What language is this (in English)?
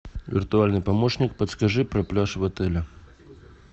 Russian